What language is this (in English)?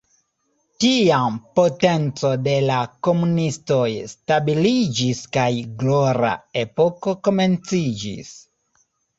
Esperanto